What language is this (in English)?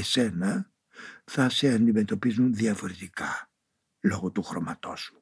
Greek